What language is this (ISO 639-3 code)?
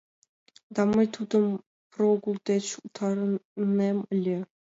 chm